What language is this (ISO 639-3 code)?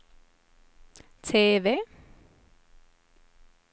swe